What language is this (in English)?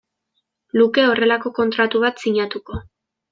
Basque